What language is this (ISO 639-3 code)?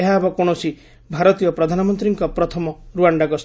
ori